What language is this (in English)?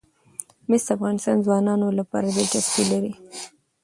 Pashto